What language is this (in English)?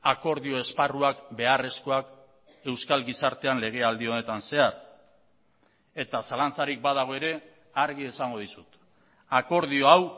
Basque